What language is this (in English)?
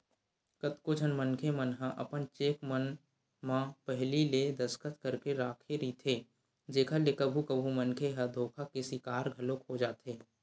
Chhattisgarhi